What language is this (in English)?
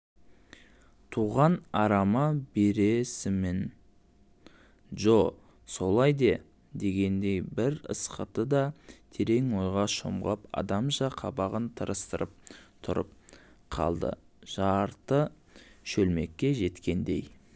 Kazakh